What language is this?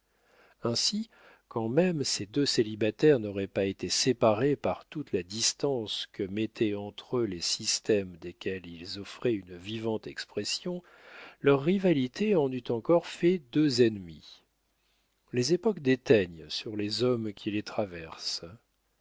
French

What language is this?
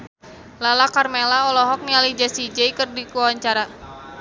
Sundanese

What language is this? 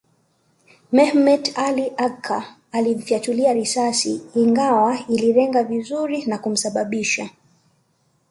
Swahili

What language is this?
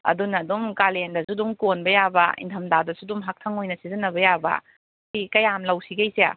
Manipuri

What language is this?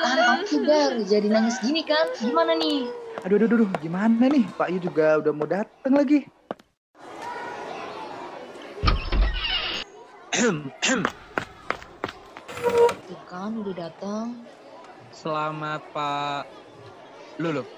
Indonesian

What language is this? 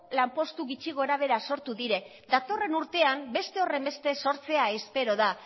Basque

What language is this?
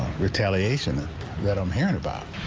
English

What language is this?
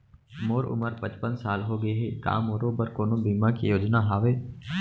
Chhattisgarhi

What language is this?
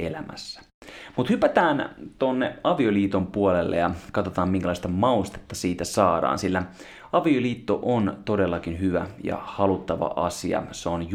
Finnish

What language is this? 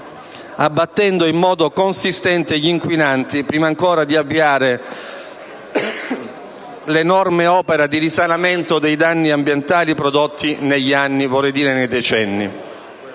Italian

